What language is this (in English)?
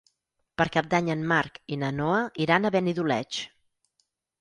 Catalan